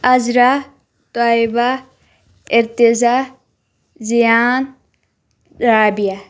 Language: Kashmiri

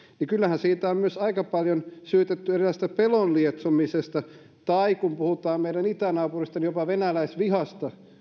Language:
Finnish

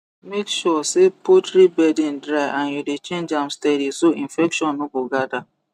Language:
Nigerian Pidgin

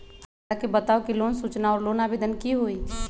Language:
Magahi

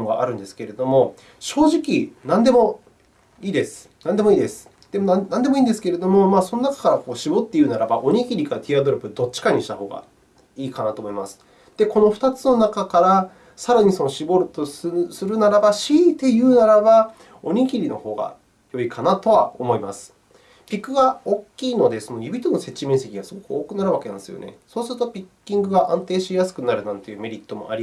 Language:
Japanese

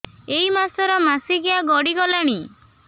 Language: Odia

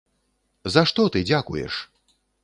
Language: Belarusian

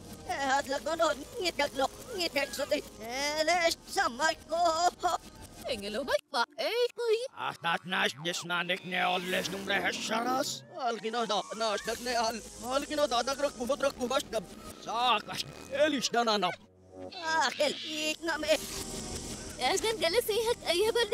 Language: Arabic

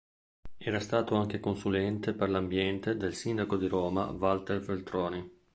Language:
Italian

